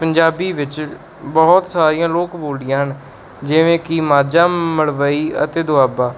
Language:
Punjabi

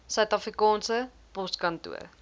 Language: Afrikaans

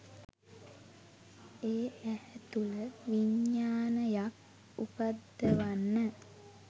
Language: Sinhala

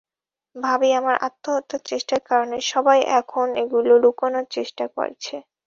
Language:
Bangla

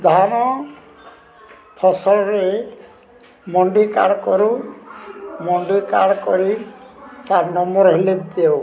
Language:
Odia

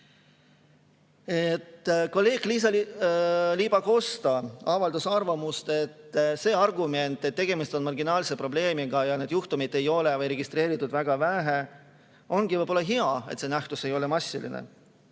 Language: Estonian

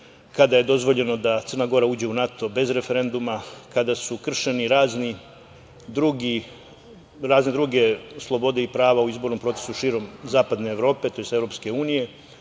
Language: Serbian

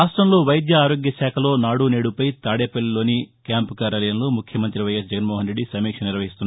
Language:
Telugu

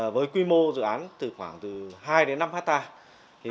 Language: Vietnamese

